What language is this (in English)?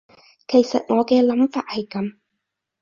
Cantonese